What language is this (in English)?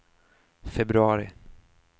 Swedish